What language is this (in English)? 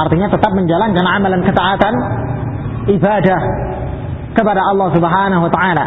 Filipino